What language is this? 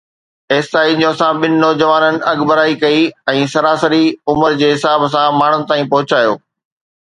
Sindhi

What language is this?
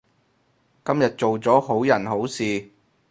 Cantonese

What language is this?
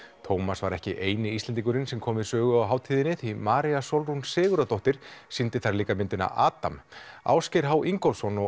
Icelandic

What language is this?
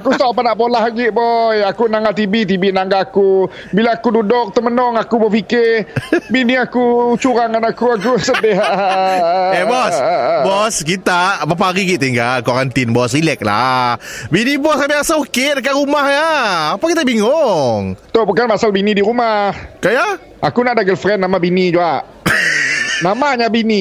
Malay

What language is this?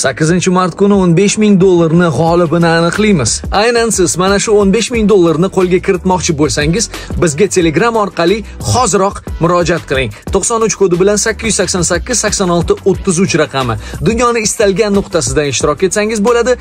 Russian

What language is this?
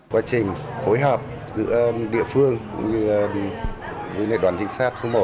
Vietnamese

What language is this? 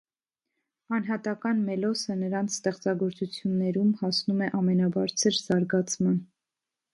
Armenian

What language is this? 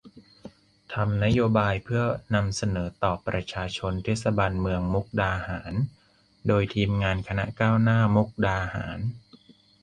Thai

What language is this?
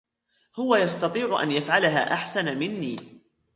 Arabic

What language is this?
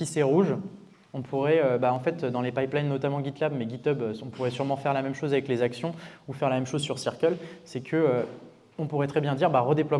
French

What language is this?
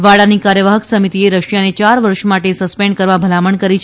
Gujarati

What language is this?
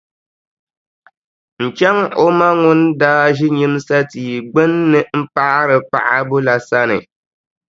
Dagbani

